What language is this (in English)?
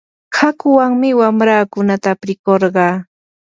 Yanahuanca Pasco Quechua